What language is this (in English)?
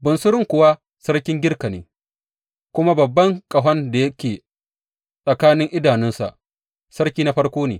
Hausa